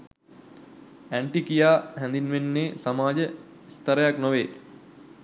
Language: Sinhala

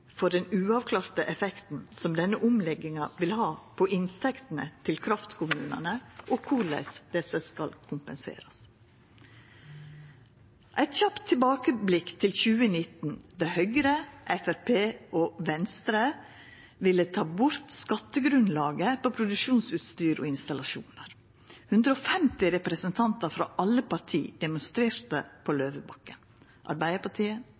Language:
Norwegian Nynorsk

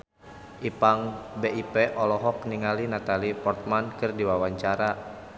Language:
Sundanese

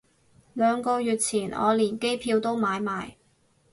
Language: Cantonese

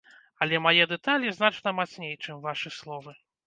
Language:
Belarusian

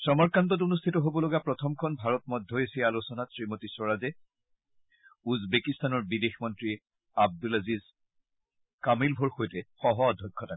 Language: Assamese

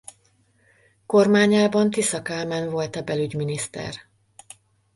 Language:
Hungarian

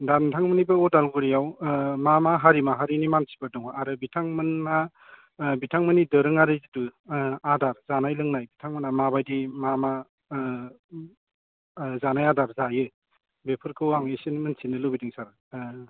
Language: Bodo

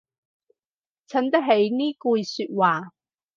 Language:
Cantonese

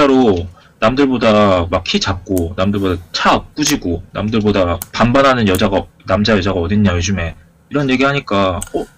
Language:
Korean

